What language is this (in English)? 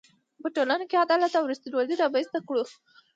Pashto